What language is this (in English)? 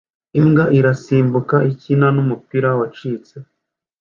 Kinyarwanda